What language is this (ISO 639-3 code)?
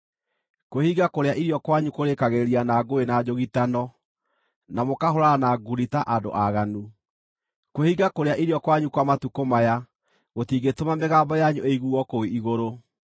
kik